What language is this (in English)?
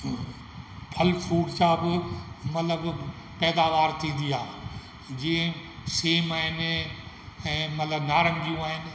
Sindhi